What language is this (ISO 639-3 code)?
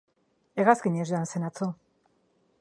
eus